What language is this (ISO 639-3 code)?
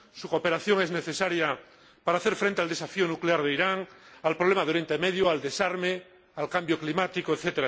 spa